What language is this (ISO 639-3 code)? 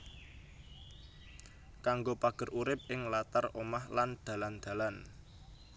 jav